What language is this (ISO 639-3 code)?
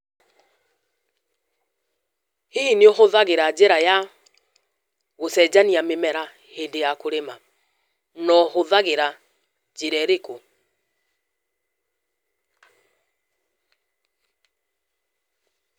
kik